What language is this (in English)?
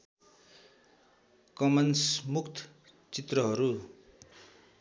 Nepali